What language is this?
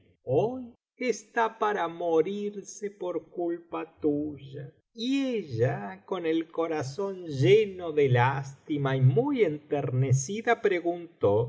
Spanish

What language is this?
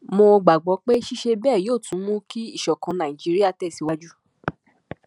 Yoruba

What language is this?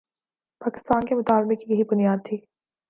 Urdu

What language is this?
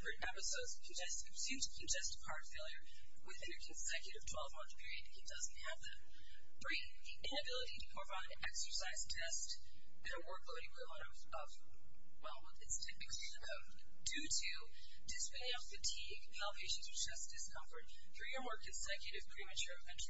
English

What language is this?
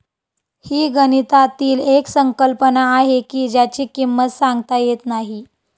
Marathi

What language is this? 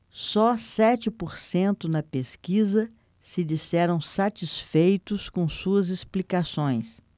Portuguese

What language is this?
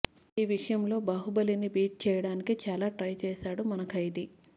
Telugu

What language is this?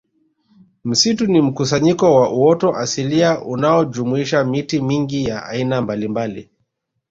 Swahili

